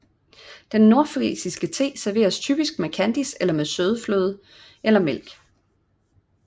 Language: Danish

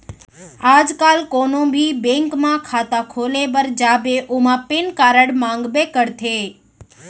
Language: Chhattisgarhi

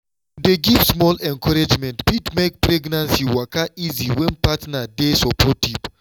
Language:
Nigerian Pidgin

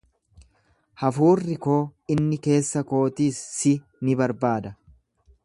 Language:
Oromo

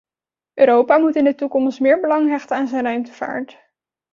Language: Dutch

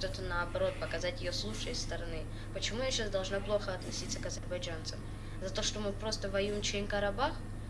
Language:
Russian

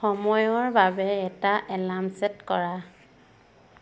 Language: Assamese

